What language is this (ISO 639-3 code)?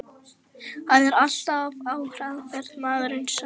isl